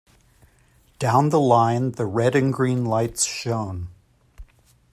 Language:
English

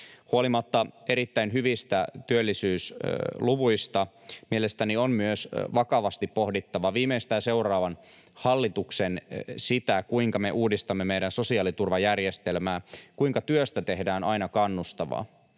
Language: Finnish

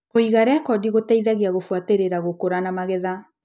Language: Kikuyu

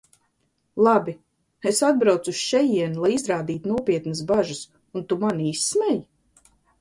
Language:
Latvian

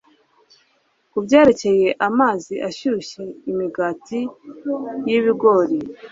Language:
Kinyarwanda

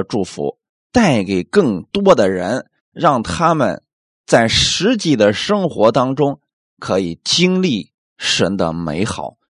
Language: Chinese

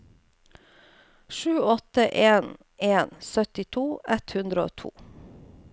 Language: Norwegian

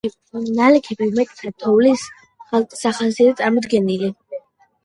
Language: Georgian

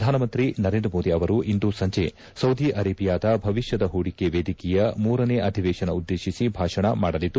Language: Kannada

